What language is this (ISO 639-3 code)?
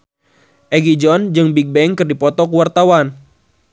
sun